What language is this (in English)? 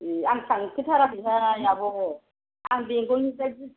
Bodo